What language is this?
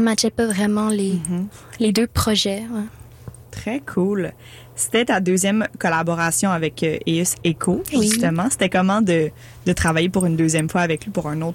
French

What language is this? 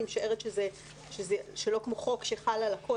Hebrew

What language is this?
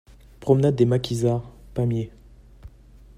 French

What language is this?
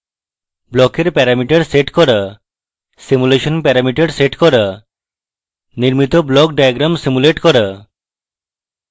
Bangla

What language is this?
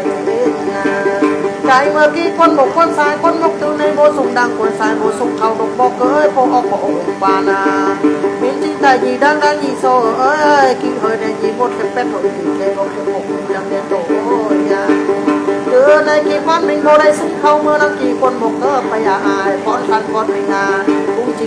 Thai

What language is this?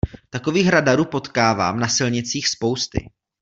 Czech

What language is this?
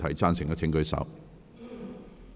Cantonese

